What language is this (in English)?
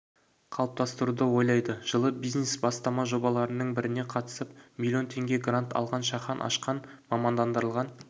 Kazakh